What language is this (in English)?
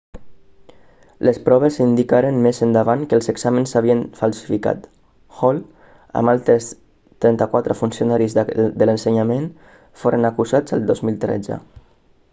Catalan